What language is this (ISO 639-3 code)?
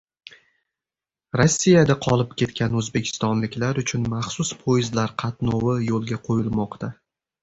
uzb